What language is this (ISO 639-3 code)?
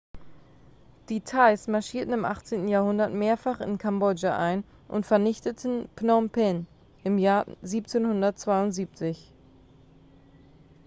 deu